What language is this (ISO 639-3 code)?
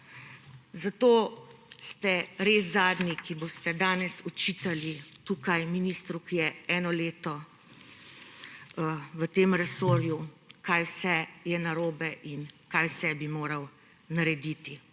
slv